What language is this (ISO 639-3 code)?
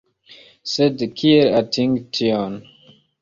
epo